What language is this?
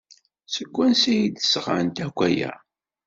Kabyle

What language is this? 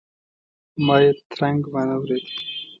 Pashto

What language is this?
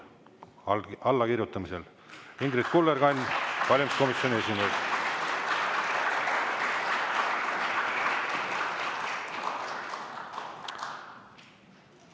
Estonian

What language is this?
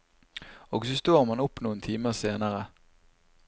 Norwegian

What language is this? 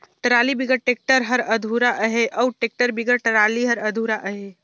Chhattisgarhi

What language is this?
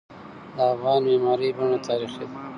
Pashto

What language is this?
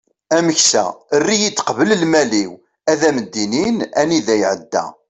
Kabyle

